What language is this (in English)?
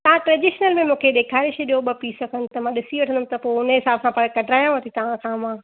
Sindhi